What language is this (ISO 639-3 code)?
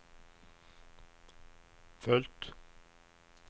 swe